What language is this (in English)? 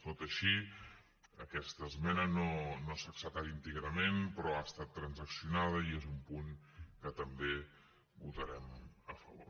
Catalan